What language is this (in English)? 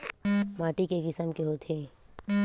Chhattisgarhi